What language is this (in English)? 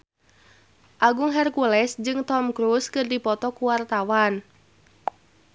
Sundanese